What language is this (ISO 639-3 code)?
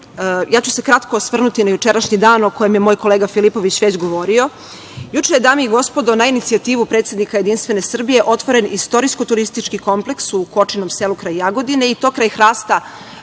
srp